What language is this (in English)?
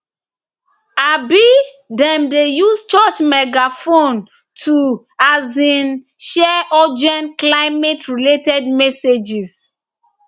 Nigerian Pidgin